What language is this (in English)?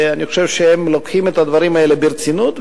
Hebrew